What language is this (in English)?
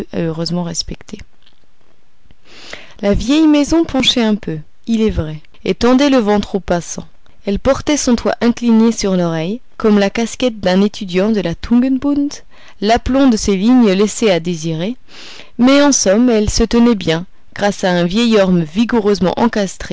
French